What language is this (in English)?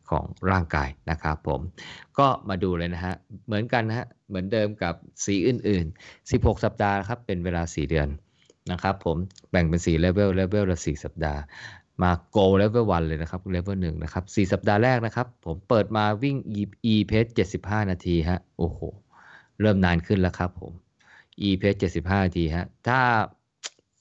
Thai